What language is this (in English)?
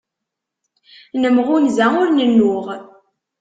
Kabyle